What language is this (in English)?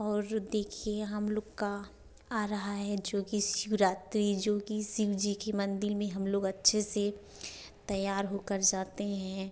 Hindi